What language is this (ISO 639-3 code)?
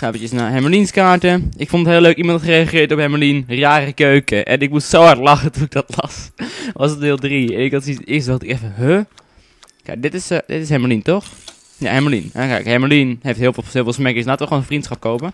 nld